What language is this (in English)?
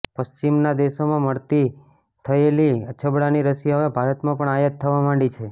Gujarati